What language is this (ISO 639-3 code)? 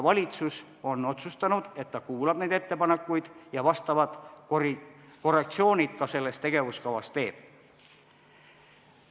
est